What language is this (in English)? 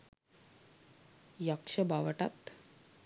Sinhala